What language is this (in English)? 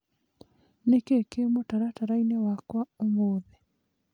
Kikuyu